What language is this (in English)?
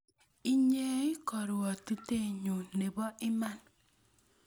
Kalenjin